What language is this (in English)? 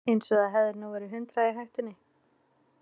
Icelandic